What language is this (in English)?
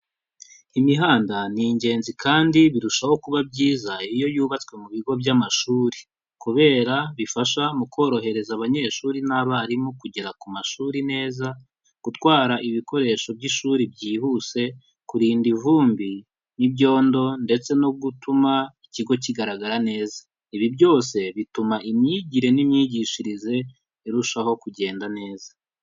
Kinyarwanda